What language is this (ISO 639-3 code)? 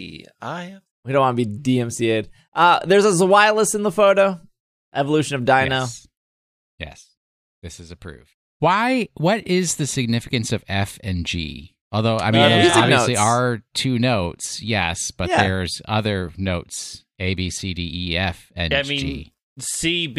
eng